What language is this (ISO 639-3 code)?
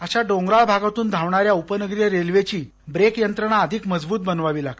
mar